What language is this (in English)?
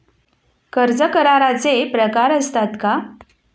Marathi